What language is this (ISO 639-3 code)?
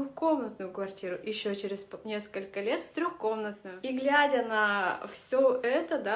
rus